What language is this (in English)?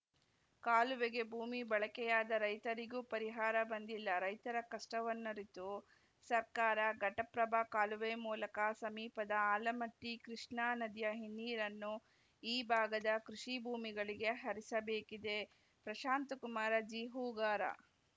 Kannada